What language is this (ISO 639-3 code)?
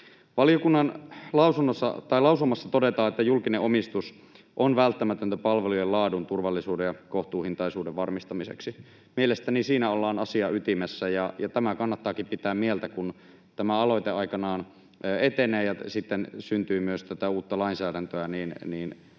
fin